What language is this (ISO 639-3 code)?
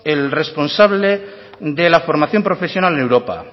spa